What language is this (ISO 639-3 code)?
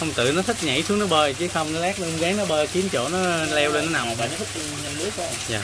vie